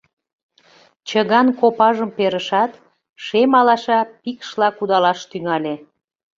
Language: Mari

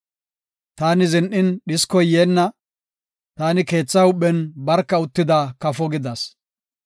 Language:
Gofa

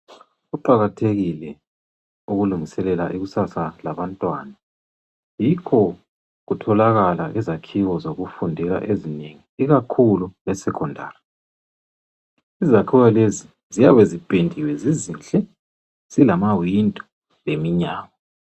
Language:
North Ndebele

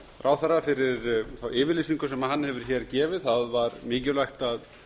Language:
Icelandic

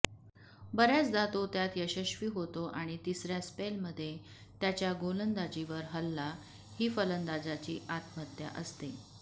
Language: Marathi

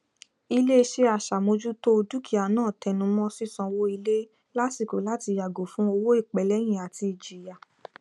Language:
Yoruba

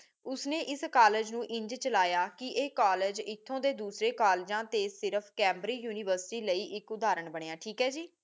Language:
Punjabi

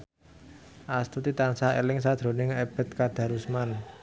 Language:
Javanese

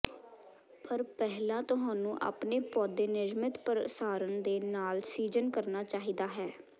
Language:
Punjabi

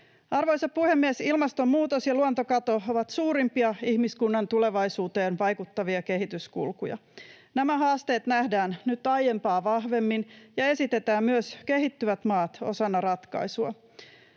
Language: Finnish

